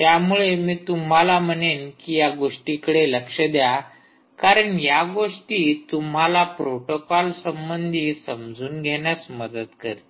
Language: Marathi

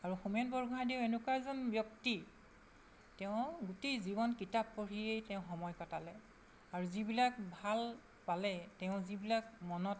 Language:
Assamese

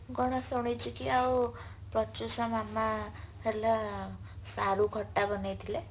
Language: Odia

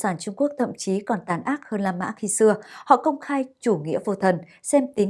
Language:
Vietnamese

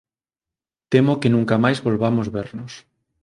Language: Galician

